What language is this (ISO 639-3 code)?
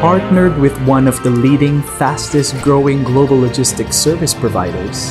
eng